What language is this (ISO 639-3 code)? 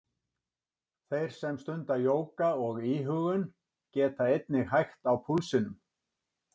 isl